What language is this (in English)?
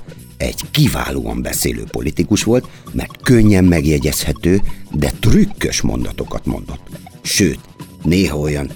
Hungarian